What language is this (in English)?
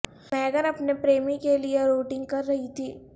Urdu